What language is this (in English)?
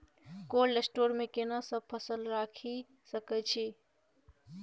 Maithili